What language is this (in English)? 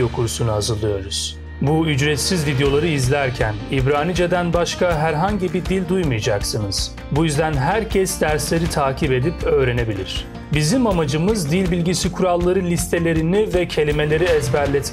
Turkish